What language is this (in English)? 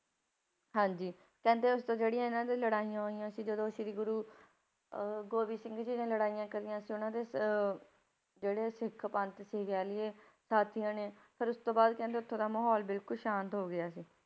Punjabi